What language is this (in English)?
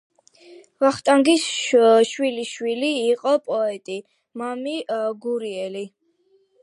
Georgian